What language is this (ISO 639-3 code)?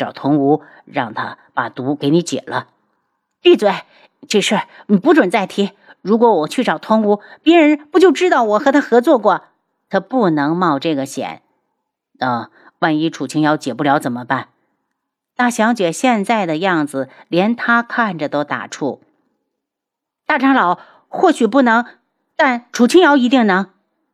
zho